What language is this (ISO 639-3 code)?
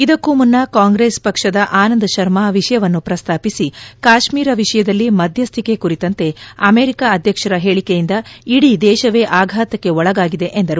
kan